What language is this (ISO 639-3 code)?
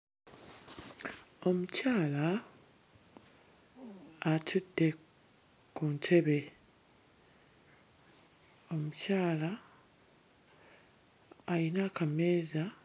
lug